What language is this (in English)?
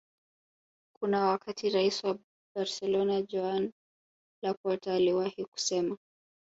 Swahili